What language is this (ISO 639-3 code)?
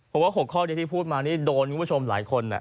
tha